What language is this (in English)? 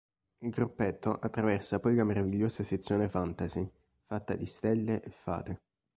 Italian